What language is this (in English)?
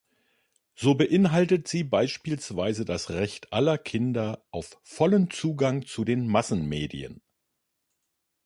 German